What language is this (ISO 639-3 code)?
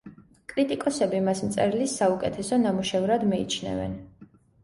kat